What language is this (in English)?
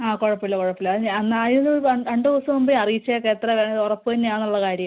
Malayalam